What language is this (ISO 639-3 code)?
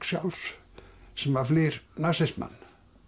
isl